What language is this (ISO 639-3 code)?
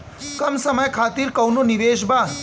bho